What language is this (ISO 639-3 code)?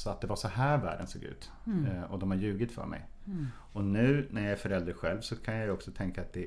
swe